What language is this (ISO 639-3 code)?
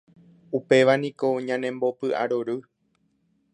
grn